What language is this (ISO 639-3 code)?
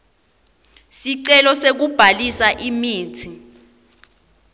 ssw